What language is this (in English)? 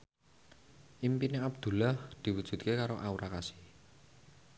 Javanese